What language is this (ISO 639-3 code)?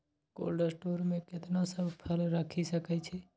mai